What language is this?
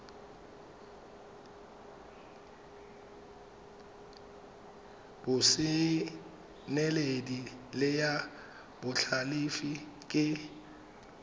Tswana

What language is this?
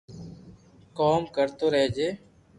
Loarki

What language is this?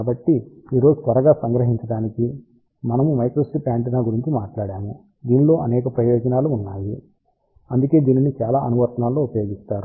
Telugu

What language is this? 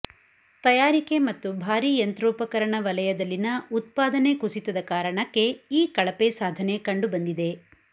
Kannada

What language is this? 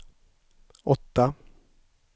Swedish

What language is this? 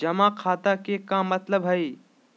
Magahi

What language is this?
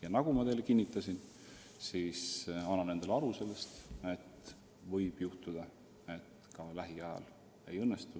Estonian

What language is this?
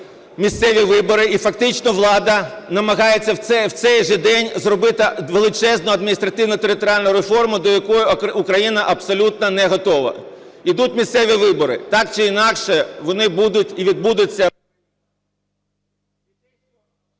Ukrainian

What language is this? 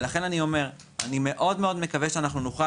Hebrew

